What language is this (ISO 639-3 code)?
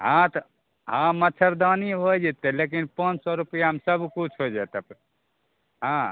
mai